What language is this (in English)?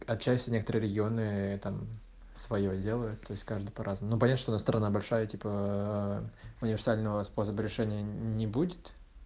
Russian